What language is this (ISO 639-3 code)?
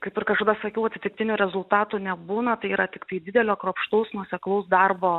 lit